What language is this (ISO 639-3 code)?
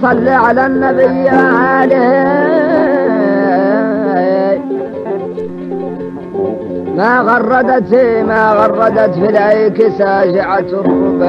ara